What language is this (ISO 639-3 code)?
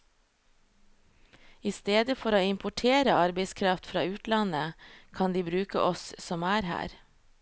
nor